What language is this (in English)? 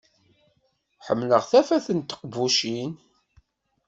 Kabyle